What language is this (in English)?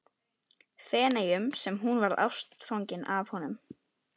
Icelandic